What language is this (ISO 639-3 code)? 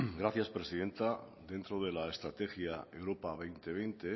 spa